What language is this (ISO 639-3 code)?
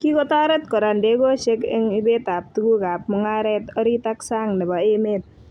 kln